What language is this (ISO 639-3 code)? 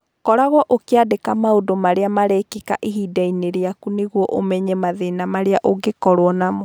kik